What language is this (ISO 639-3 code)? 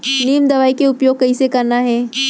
hne